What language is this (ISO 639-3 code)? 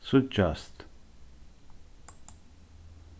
fao